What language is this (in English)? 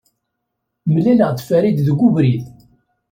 Kabyle